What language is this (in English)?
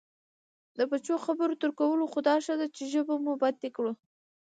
Pashto